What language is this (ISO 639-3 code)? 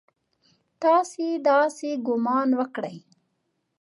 pus